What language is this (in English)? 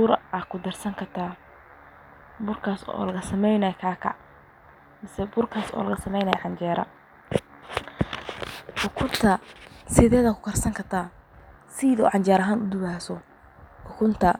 Somali